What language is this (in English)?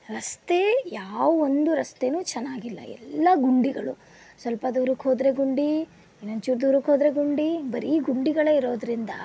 Kannada